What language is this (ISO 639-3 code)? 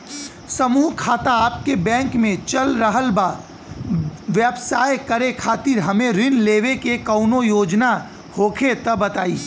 bho